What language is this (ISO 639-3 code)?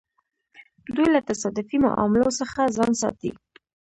pus